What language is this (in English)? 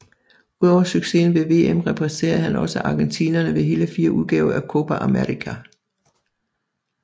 Danish